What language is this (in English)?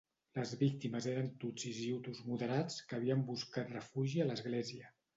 Catalan